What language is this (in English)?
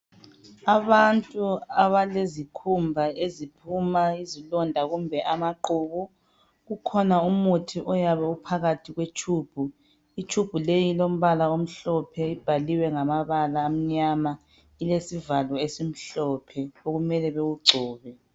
North Ndebele